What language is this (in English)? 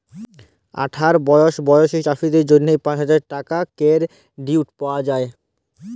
Bangla